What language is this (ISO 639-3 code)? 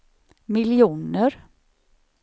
swe